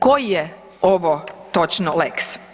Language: Croatian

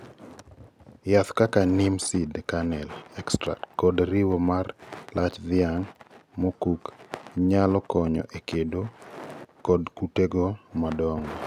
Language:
Luo (Kenya and Tanzania)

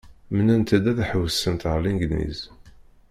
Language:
Kabyle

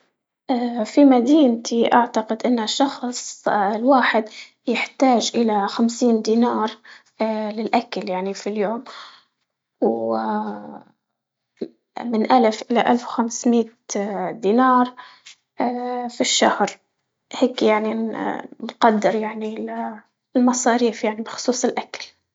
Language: Libyan Arabic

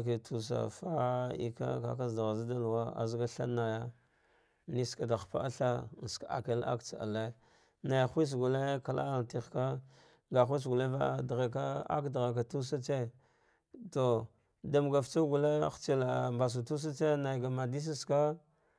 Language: Dghwede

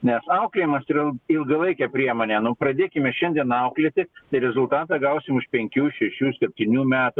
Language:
Lithuanian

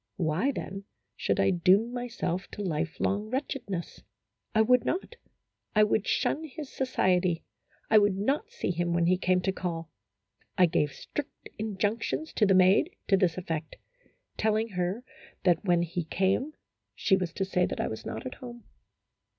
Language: English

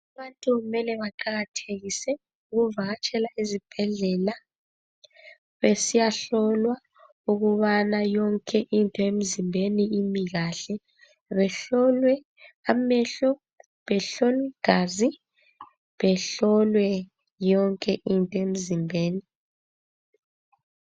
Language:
North Ndebele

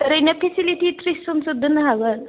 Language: Bodo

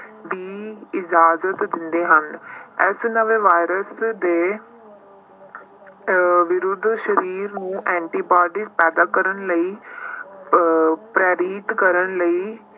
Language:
Punjabi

